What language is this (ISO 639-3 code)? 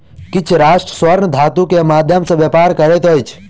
mai